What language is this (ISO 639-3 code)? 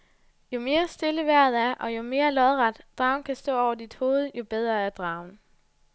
dan